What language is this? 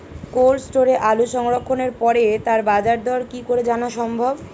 Bangla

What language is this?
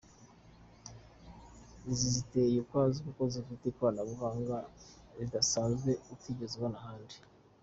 Kinyarwanda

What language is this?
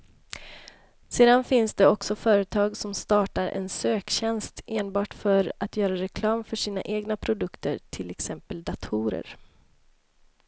Swedish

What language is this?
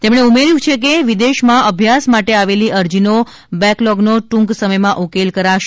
Gujarati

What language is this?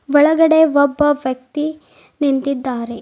Kannada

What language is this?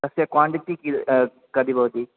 Sanskrit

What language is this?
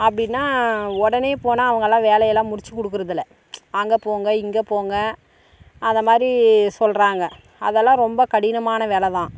Tamil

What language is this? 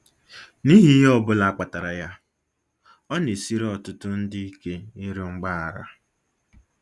Igbo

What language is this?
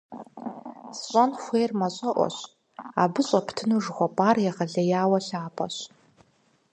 Kabardian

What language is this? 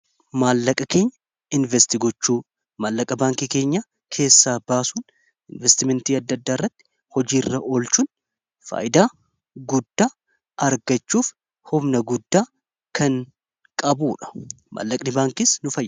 Oromo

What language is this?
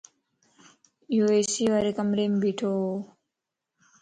Lasi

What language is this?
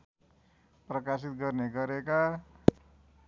Nepali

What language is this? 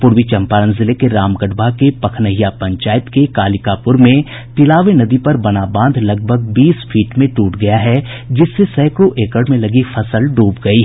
Hindi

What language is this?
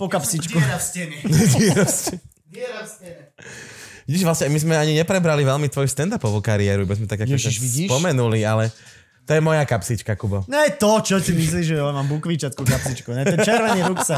Slovak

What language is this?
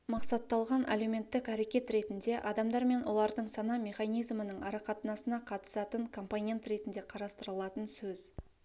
Kazakh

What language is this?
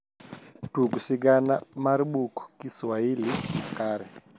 Luo (Kenya and Tanzania)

